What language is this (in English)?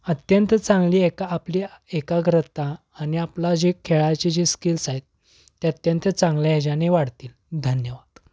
Marathi